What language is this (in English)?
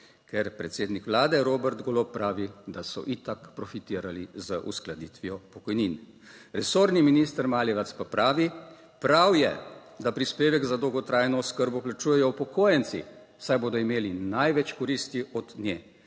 Slovenian